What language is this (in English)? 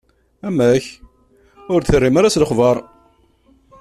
Kabyle